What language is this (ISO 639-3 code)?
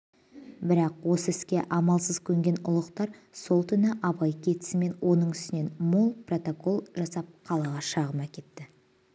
kaz